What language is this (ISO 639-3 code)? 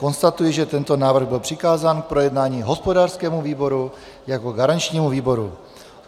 ces